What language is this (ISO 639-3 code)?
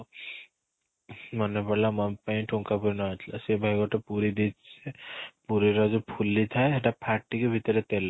ori